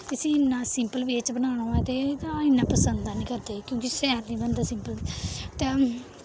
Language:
Dogri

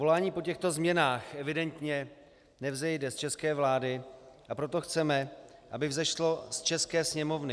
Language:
Czech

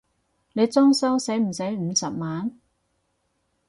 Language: Cantonese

